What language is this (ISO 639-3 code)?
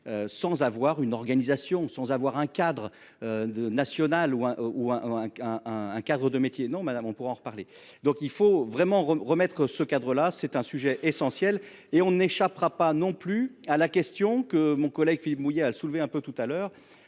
fra